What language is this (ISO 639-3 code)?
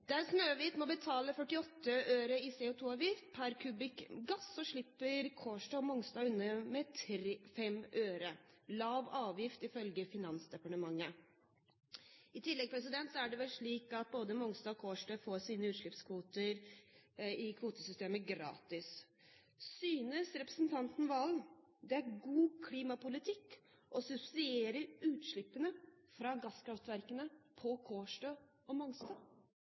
nob